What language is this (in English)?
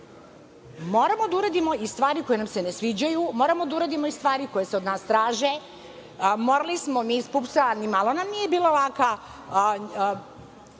Serbian